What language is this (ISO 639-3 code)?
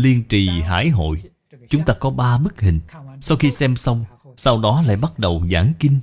vie